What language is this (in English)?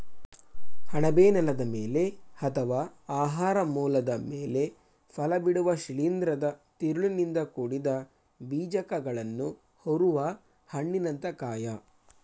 Kannada